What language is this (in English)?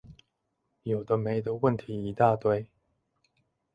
Chinese